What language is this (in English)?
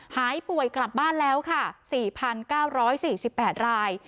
Thai